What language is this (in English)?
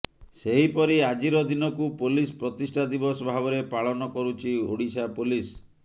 Odia